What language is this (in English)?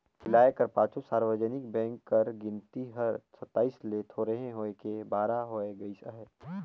Chhattisgarhi